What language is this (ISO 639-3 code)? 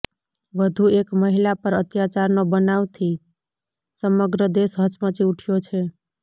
guj